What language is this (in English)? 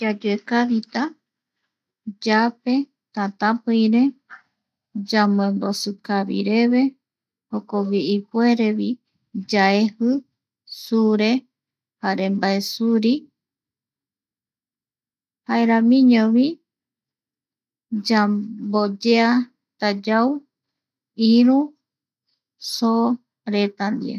Eastern Bolivian Guaraní